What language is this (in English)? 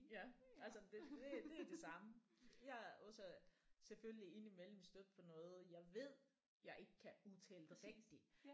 Danish